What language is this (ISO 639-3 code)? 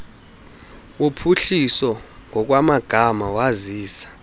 xho